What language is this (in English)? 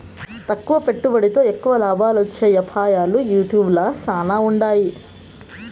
Telugu